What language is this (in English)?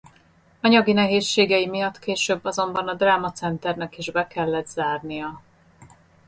Hungarian